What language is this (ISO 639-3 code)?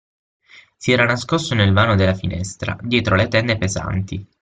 ita